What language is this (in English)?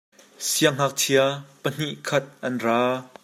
Hakha Chin